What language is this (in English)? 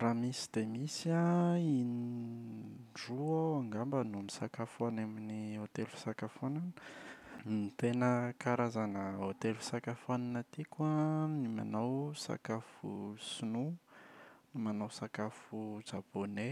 Malagasy